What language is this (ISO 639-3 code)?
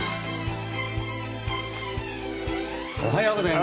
jpn